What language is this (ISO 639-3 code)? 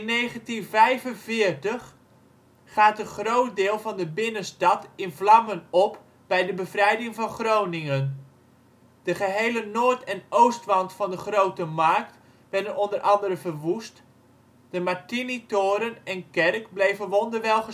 nld